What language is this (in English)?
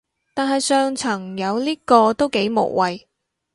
Cantonese